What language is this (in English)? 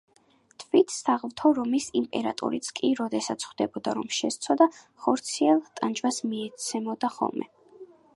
Georgian